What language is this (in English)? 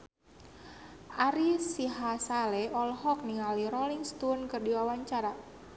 Sundanese